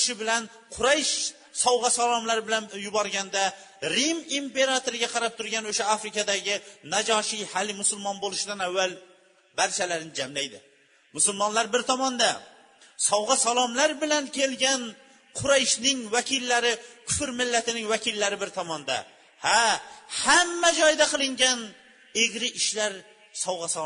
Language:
Bulgarian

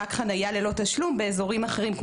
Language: Hebrew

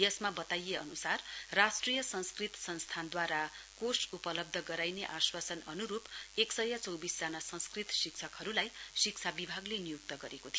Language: Nepali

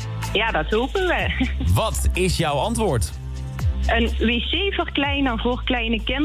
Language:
Dutch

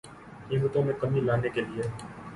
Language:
Urdu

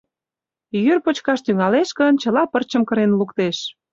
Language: Mari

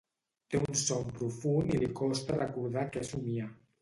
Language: Catalan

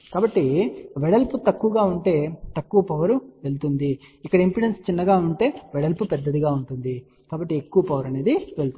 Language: Telugu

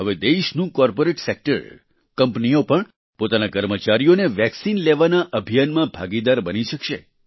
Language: Gujarati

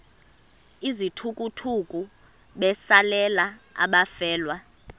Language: Xhosa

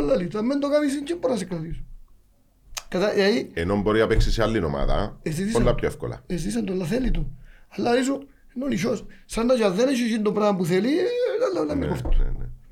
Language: Greek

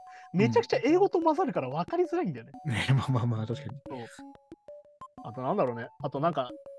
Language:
Japanese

